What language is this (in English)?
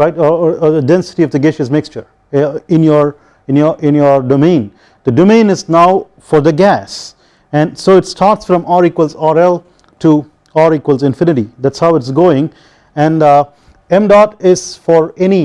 English